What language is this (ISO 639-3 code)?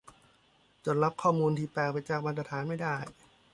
tha